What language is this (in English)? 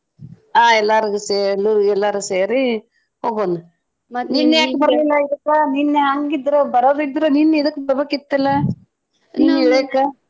Kannada